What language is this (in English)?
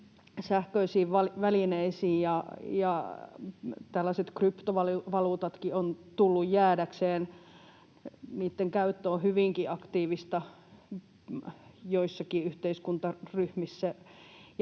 Finnish